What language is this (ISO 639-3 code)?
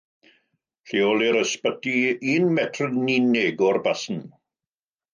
cym